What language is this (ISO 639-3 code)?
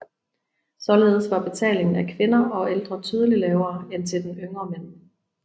dan